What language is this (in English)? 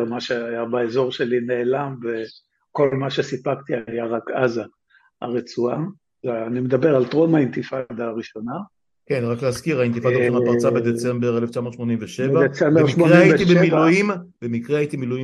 Hebrew